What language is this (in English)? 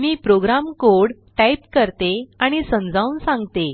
Marathi